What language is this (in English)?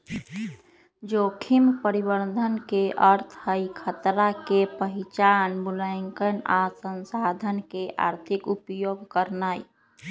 Magahi